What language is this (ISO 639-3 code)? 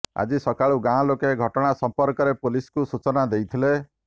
ori